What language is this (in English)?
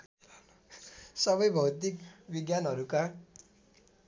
Nepali